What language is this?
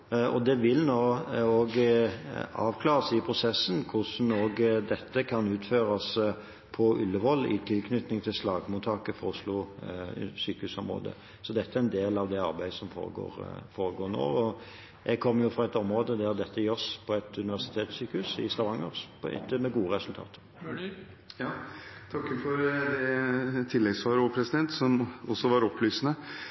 Norwegian Bokmål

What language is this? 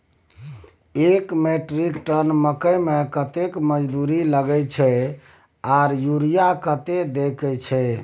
Maithili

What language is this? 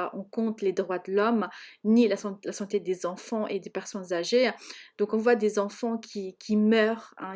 French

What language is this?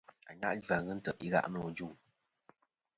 Kom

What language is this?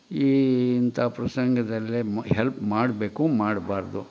Kannada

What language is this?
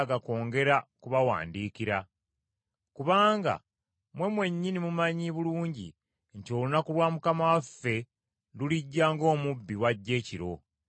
Ganda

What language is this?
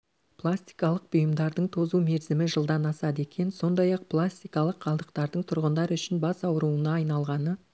Kazakh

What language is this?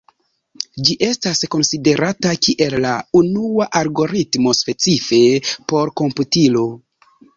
Esperanto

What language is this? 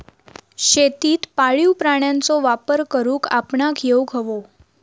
Marathi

